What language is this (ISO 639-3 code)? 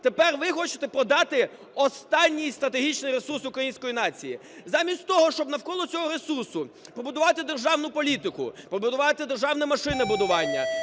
ukr